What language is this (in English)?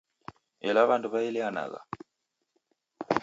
Taita